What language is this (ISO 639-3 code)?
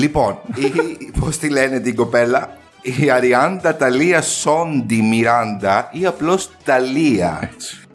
ell